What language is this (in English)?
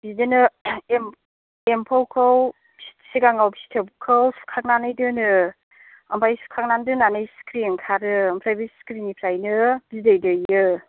Bodo